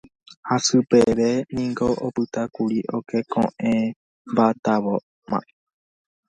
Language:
Guarani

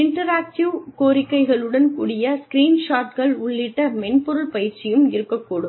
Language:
Tamil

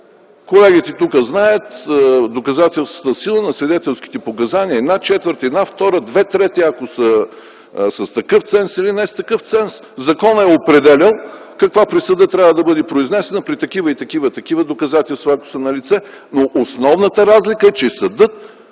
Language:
Bulgarian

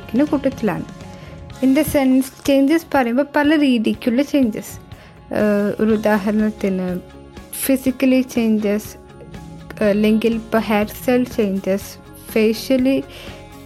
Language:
Malayalam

